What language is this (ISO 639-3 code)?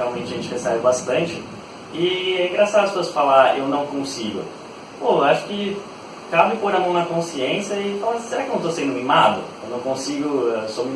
por